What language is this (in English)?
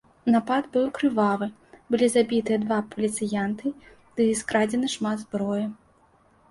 Belarusian